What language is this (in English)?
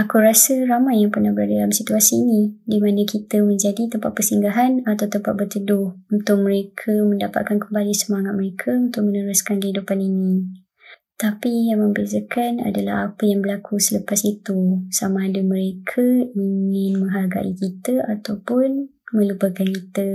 Malay